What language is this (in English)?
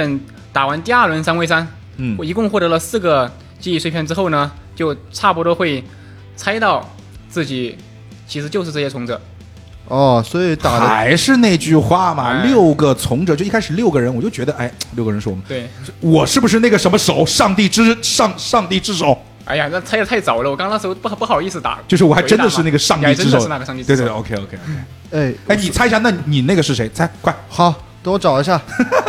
Chinese